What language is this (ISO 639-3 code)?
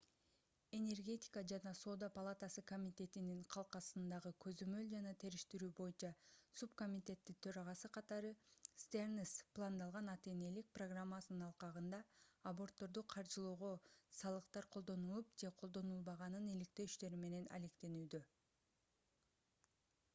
kir